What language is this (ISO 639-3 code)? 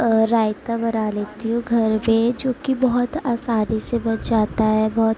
urd